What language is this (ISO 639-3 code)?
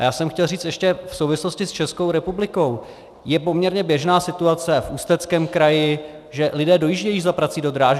ces